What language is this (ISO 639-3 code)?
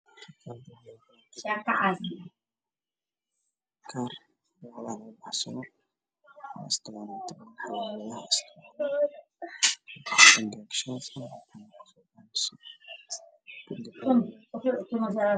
som